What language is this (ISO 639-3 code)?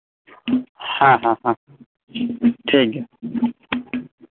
sat